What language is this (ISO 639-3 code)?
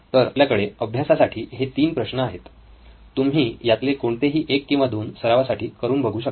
mar